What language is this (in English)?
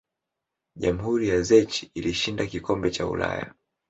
Swahili